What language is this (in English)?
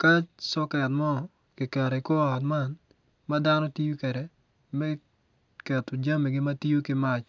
Acoli